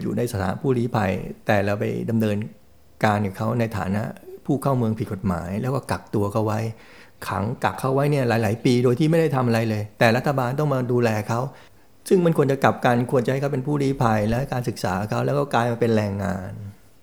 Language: Thai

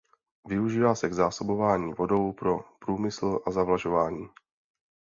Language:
Czech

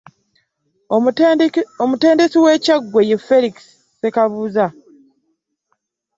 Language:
Ganda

